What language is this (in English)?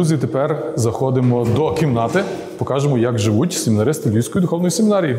Ukrainian